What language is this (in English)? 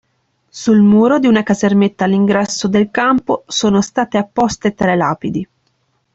Italian